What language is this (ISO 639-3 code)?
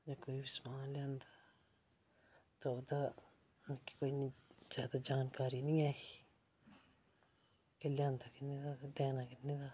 doi